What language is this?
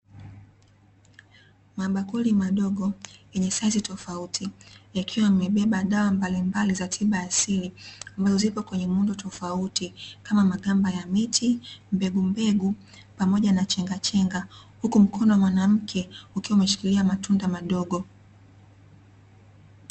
Swahili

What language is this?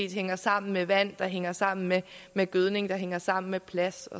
Danish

